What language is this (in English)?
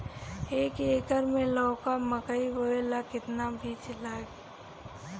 Bhojpuri